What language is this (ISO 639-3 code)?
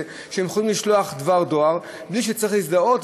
heb